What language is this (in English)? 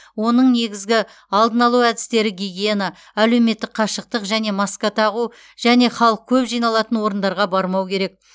Kazakh